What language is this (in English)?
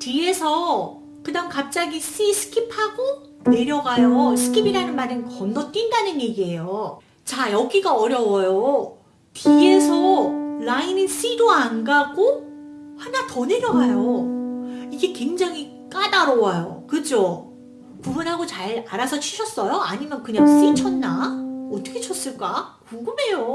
Korean